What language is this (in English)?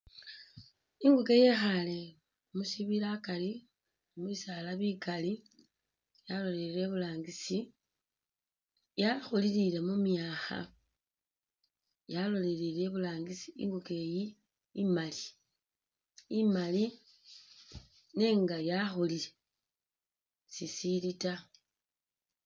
Masaaba